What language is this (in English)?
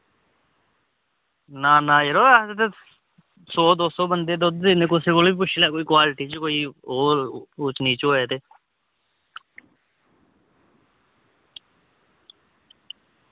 Dogri